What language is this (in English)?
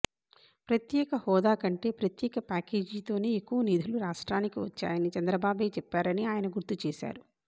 Telugu